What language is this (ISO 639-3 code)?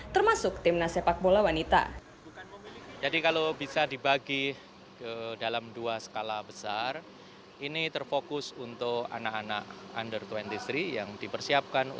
ind